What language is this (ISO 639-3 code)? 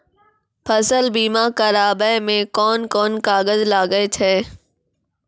mai